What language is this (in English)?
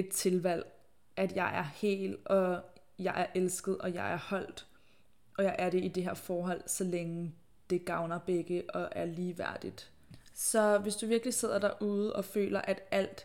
Danish